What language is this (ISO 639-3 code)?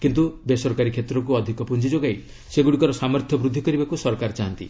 ori